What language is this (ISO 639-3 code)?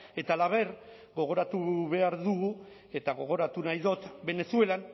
eus